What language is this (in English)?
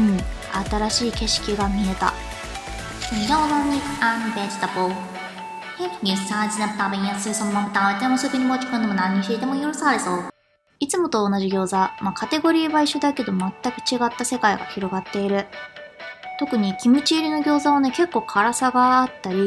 Japanese